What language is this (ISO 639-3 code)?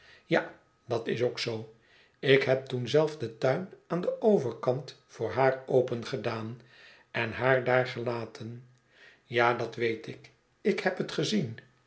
nld